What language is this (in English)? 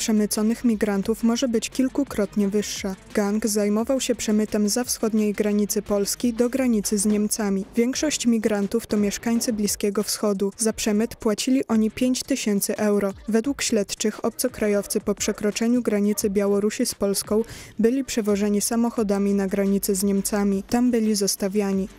Polish